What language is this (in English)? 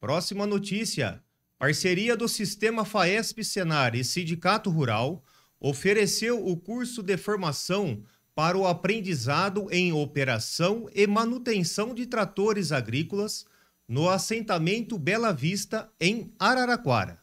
Portuguese